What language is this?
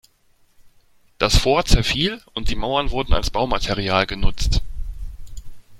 German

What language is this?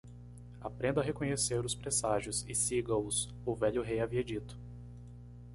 Portuguese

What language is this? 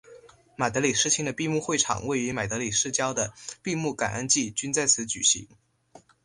Chinese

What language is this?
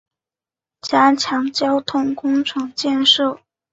Chinese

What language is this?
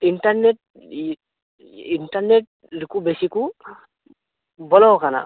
Santali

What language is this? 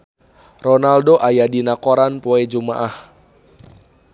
Sundanese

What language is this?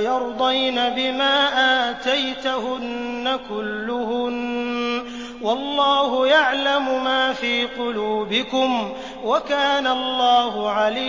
Arabic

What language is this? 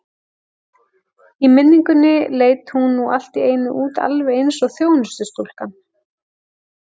Icelandic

